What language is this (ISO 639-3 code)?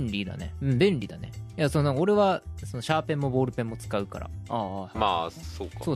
jpn